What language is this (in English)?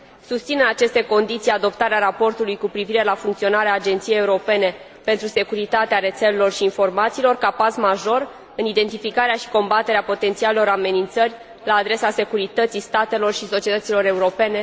Romanian